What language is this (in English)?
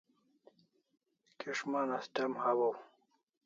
Kalasha